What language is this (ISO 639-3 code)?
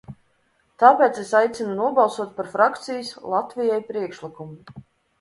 lav